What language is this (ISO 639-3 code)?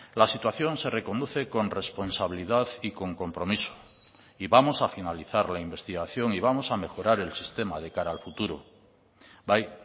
spa